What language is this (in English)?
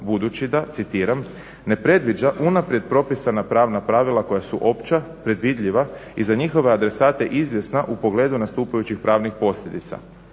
Croatian